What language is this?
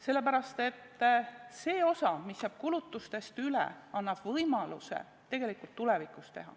Estonian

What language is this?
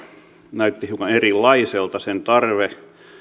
Finnish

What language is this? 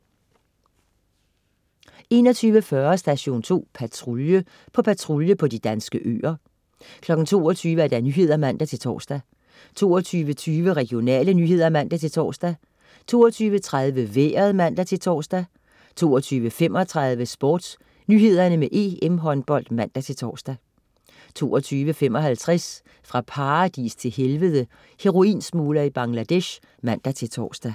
Danish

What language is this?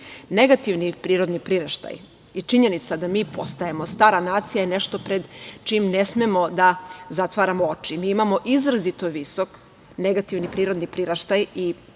Serbian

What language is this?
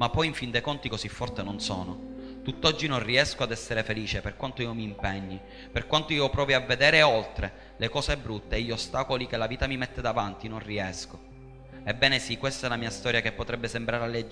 Italian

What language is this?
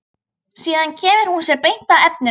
Icelandic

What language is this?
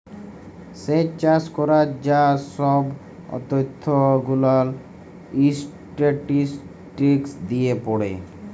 Bangla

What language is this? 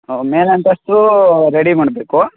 Kannada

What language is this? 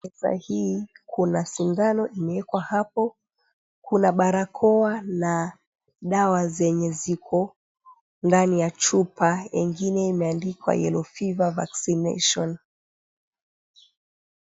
Swahili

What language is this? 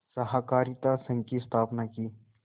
Hindi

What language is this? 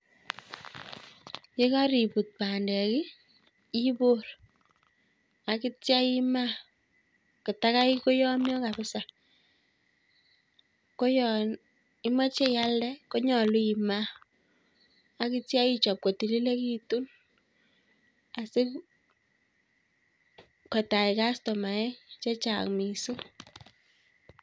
Kalenjin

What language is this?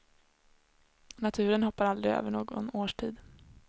Swedish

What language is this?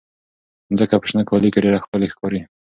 Pashto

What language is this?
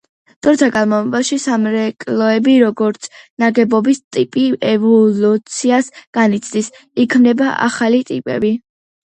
Georgian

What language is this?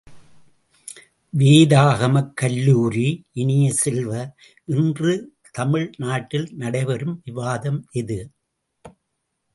Tamil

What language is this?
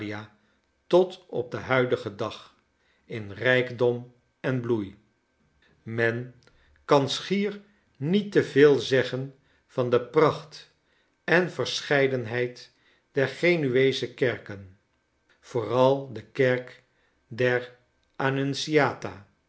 Dutch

